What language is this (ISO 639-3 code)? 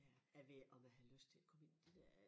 dan